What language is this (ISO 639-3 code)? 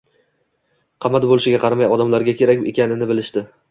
uzb